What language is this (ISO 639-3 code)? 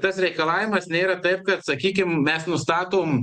lit